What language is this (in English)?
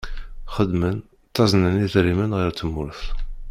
Kabyle